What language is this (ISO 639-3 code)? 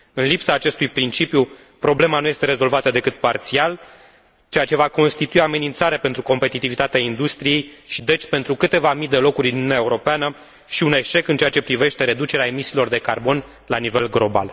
ron